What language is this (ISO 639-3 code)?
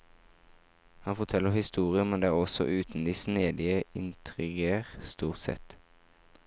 nor